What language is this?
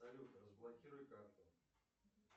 Russian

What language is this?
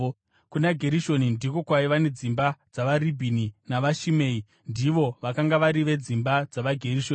Shona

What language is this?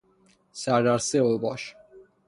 Persian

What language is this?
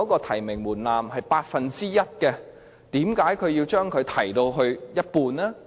Cantonese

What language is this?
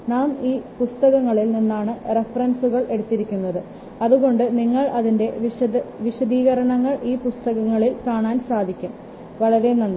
Malayalam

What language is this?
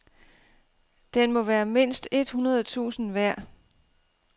Danish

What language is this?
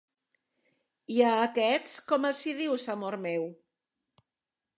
Catalan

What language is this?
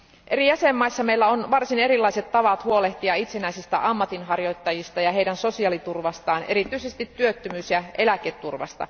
Finnish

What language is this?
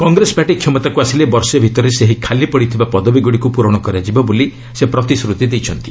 Odia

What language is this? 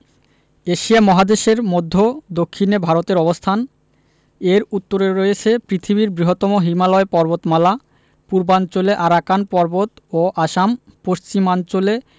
Bangla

